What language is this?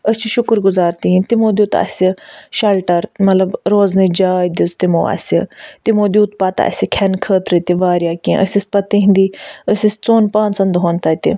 Kashmiri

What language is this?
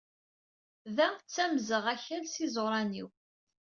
Kabyle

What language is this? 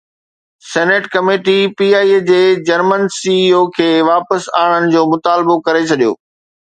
Sindhi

